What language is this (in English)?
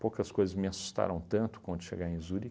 Portuguese